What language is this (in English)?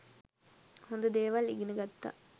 Sinhala